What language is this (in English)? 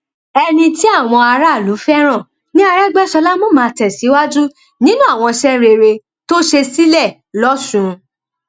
Yoruba